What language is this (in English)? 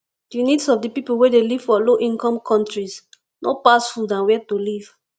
Nigerian Pidgin